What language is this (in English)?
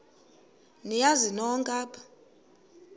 Xhosa